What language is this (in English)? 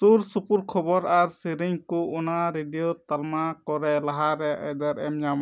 Santali